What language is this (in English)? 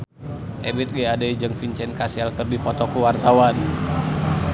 Sundanese